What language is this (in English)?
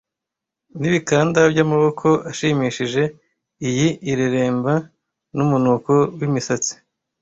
Kinyarwanda